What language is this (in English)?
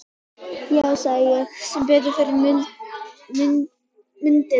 Icelandic